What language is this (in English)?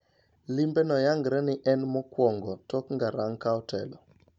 Luo (Kenya and Tanzania)